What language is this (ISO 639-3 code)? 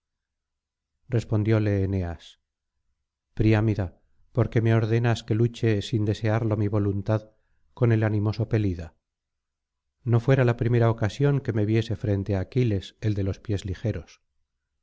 spa